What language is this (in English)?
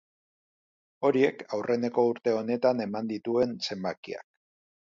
Basque